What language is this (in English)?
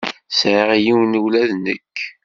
Kabyle